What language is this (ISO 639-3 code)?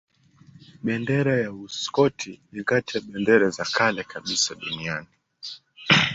swa